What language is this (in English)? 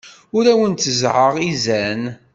Kabyle